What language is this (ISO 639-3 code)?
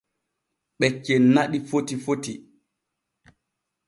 fue